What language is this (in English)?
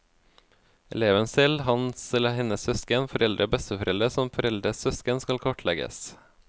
Norwegian